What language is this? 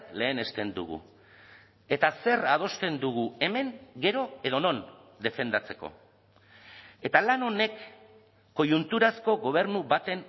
Basque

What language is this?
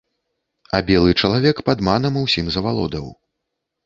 Belarusian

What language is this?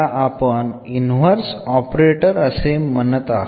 Malayalam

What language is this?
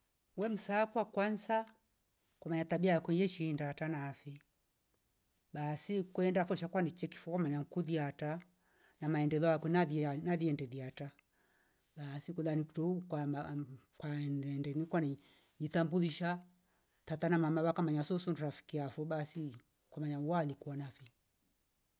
Rombo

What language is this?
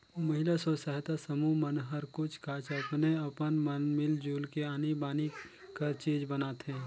Chhattisgarhi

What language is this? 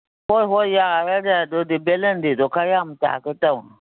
Manipuri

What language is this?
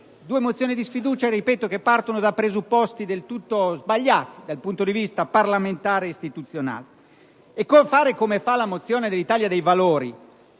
Italian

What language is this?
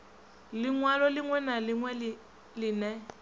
Venda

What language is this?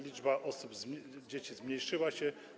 Polish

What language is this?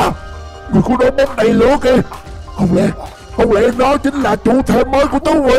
Vietnamese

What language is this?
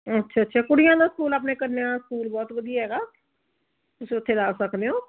Punjabi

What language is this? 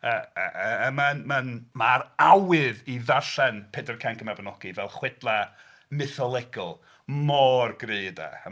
Welsh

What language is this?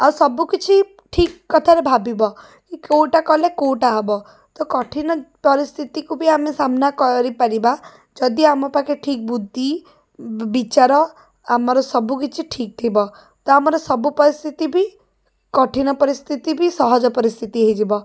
Odia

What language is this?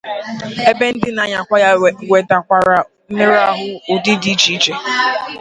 Igbo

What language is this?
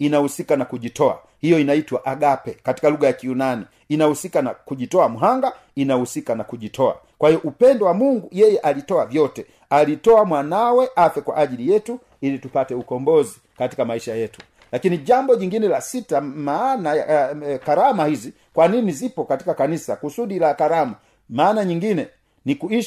Swahili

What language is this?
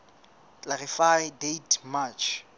Southern Sotho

